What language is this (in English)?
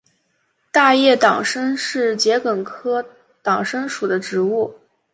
Chinese